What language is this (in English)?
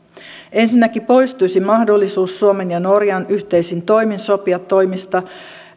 Finnish